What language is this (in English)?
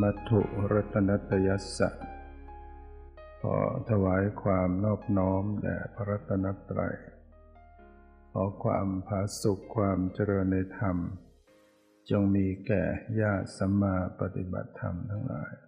Thai